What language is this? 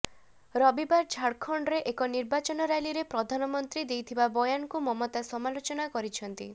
Odia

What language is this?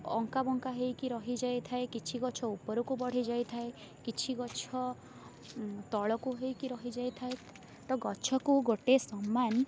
Odia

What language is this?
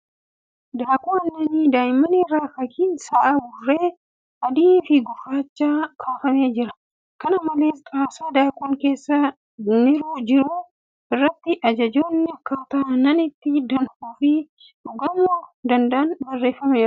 Oromo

